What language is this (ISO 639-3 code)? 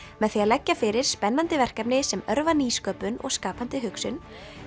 isl